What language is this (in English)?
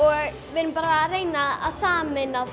Icelandic